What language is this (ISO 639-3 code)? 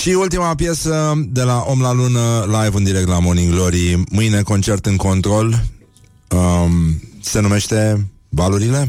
ron